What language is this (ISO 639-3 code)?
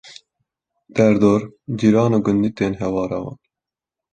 kur